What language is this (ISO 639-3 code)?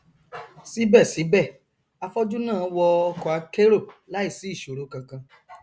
yor